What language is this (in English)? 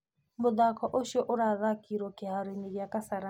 Kikuyu